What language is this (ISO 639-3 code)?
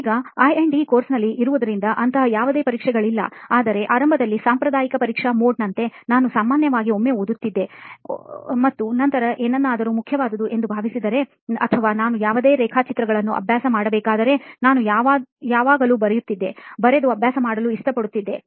kan